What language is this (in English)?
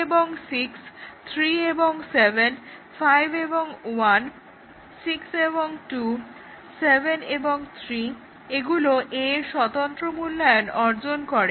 Bangla